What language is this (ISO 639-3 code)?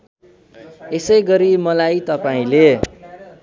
nep